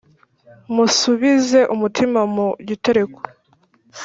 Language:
Kinyarwanda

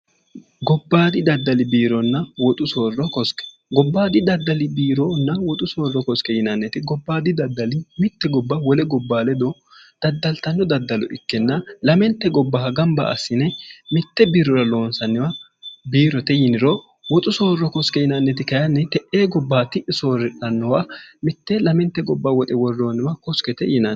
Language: Sidamo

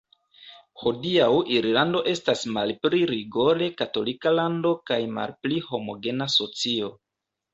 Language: Esperanto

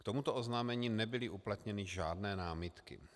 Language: Czech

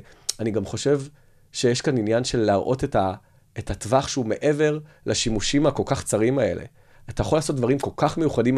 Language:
Hebrew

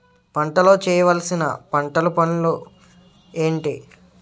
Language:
Telugu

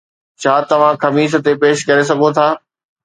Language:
Sindhi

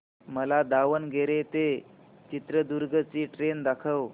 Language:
Marathi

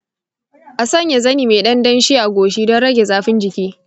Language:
Hausa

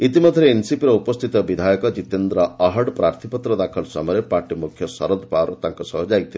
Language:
Odia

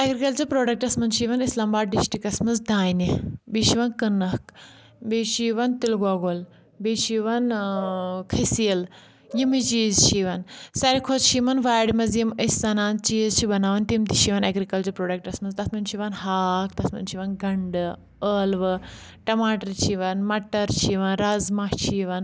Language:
Kashmiri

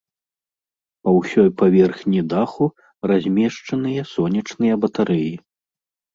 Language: Belarusian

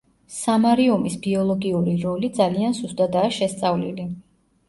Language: Georgian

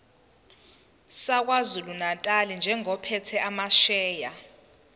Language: Zulu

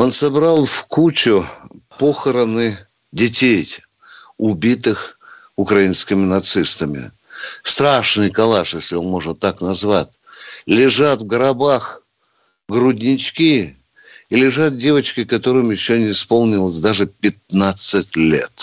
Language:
Russian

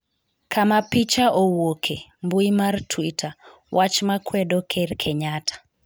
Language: Luo (Kenya and Tanzania)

